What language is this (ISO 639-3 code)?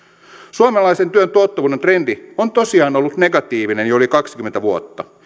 fin